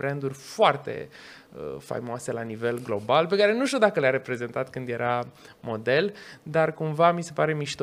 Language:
Romanian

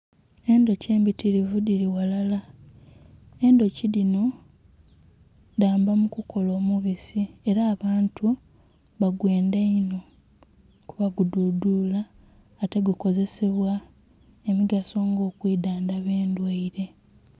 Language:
Soga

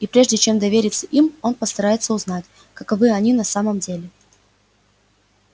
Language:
Russian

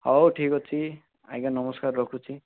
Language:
Odia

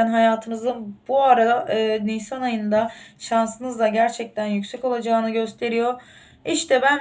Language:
Turkish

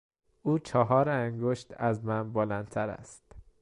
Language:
Persian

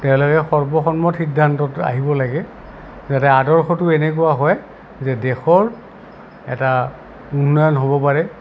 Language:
Assamese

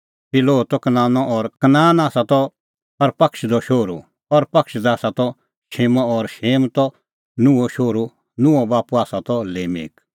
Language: Kullu Pahari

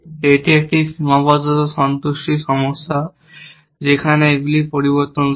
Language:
Bangla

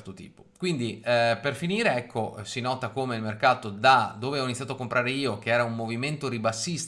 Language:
Italian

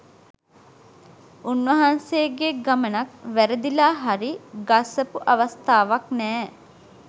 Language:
Sinhala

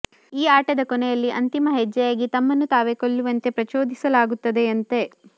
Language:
Kannada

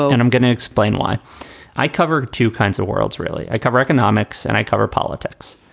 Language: English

